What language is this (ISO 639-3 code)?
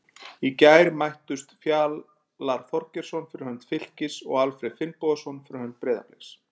isl